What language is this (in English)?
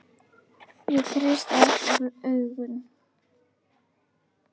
Icelandic